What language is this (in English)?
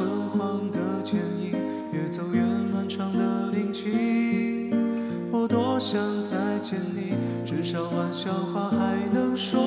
Chinese